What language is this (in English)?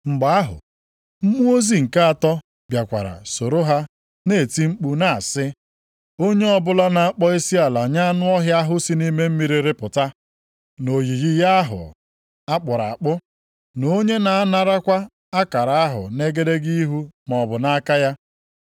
Igbo